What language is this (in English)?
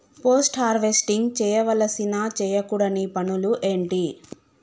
Telugu